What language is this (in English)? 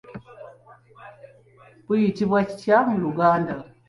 Ganda